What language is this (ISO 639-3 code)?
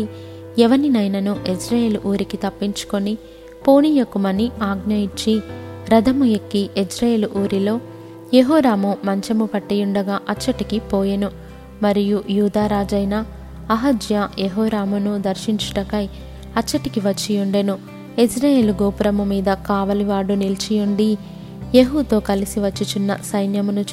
tel